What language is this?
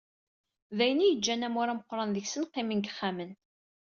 Kabyle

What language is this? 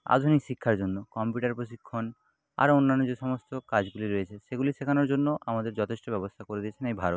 Bangla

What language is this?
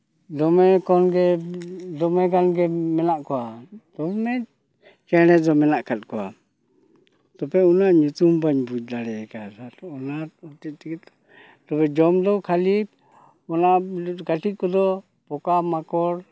Santali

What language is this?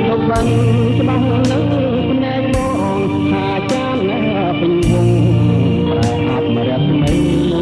Thai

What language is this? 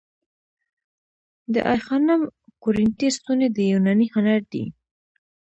Pashto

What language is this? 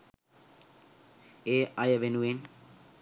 Sinhala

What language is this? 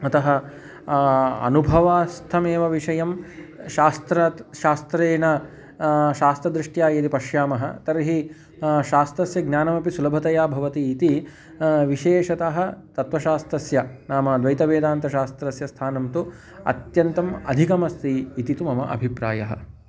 Sanskrit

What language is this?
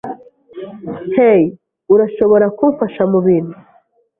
Kinyarwanda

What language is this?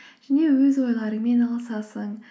Kazakh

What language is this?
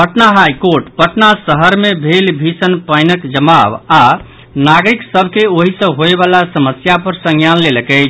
Maithili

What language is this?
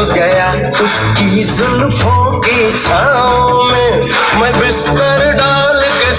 Arabic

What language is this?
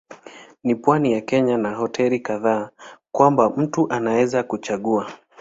Swahili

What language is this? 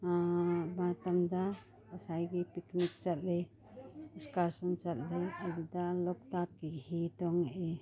Manipuri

